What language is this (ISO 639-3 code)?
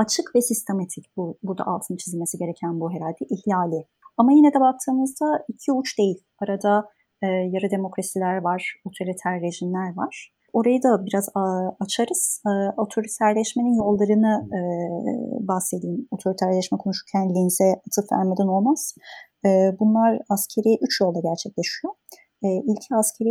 tur